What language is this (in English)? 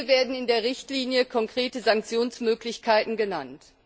German